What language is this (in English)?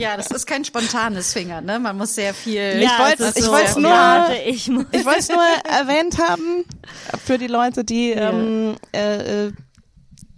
German